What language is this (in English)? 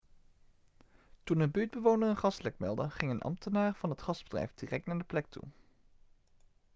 Dutch